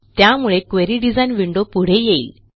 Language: Marathi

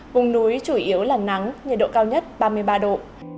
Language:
Vietnamese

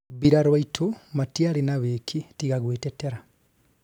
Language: Kikuyu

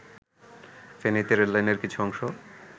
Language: Bangla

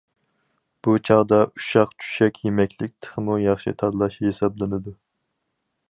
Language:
Uyghur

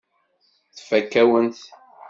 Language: Kabyle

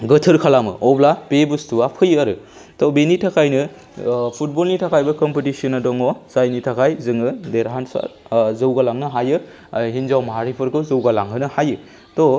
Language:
Bodo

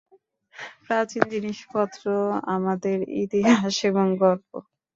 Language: Bangla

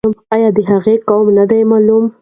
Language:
Pashto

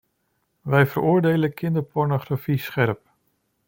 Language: Dutch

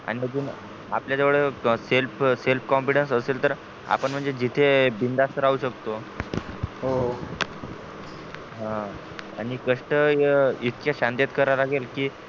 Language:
Marathi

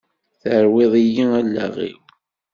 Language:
Kabyle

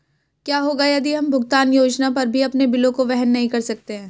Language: Hindi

